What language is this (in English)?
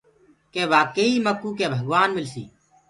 Gurgula